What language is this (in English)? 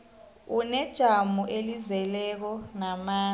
South Ndebele